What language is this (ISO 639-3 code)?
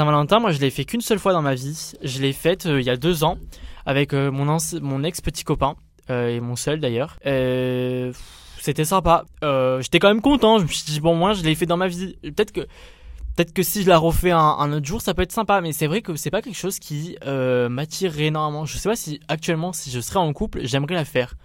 fra